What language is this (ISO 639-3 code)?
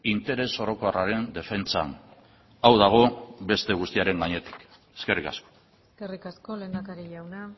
eus